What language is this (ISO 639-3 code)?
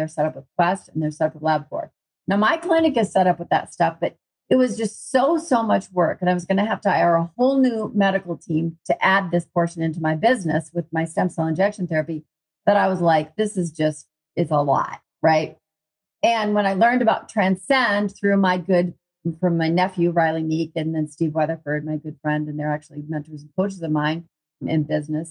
eng